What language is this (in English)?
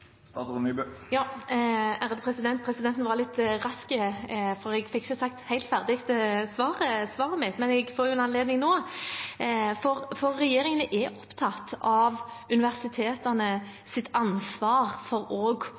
Norwegian Bokmål